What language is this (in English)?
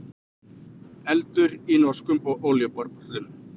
Icelandic